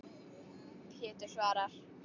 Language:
Icelandic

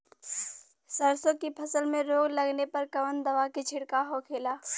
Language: Bhojpuri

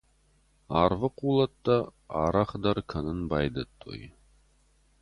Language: Ossetic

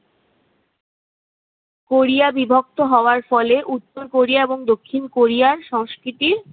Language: Bangla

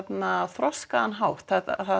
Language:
Icelandic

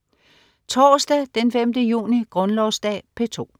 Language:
Danish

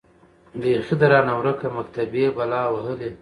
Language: Pashto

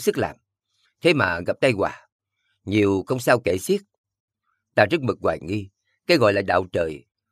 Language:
Vietnamese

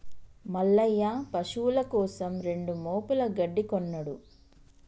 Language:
Telugu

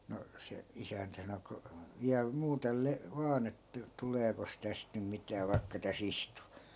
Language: Finnish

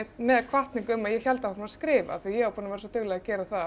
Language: Icelandic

